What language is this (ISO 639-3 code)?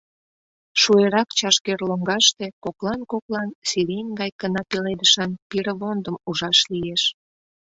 chm